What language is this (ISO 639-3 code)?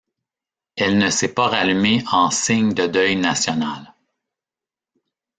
fra